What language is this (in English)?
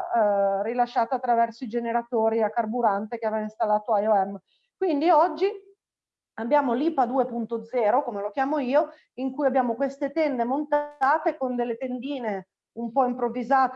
Italian